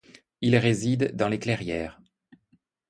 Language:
French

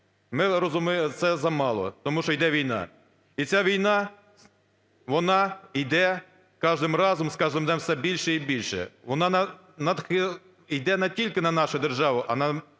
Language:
Ukrainian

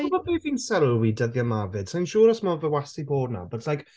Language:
Welsh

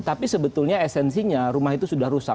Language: Indonesian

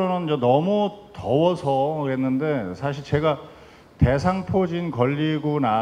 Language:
Korean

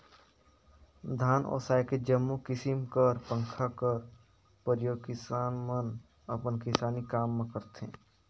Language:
Chhattisgarhi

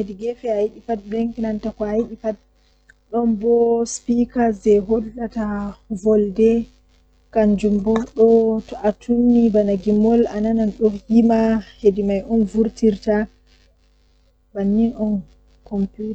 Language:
Western Niger Fulfulde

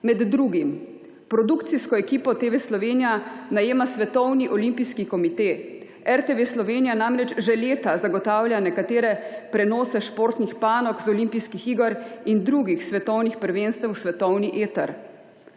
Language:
Slovenian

